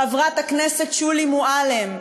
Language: Hebrew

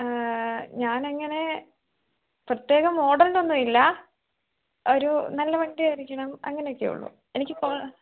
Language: Malayalam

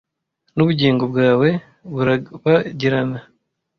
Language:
Kinyarwanda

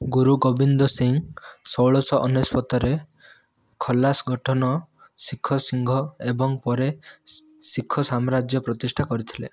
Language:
Odia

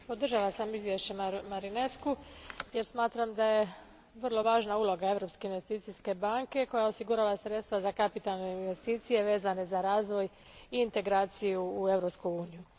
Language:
Croatian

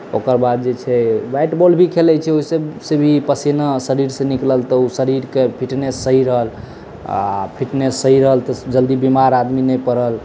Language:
Maithili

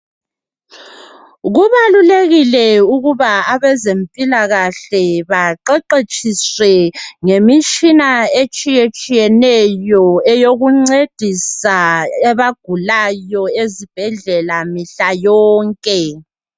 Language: North Ndebele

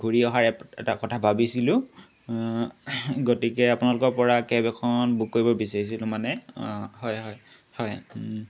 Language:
Assamese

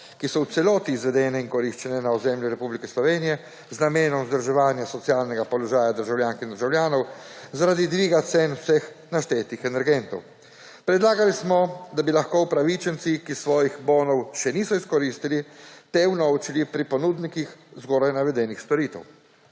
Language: Slovenian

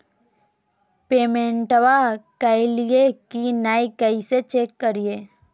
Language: Magahi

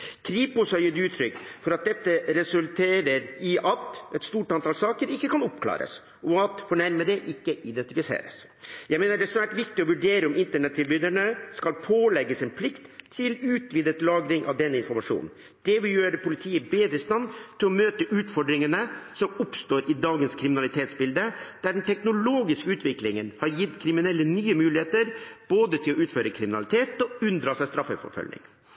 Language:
Norwegian Bokmål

